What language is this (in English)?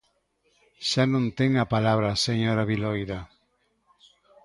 Galician